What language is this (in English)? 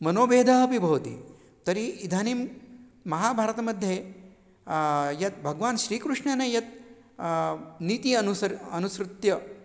Sanskrit